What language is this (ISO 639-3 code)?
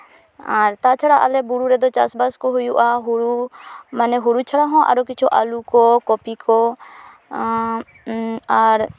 sat